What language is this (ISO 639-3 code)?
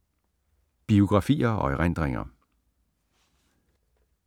dan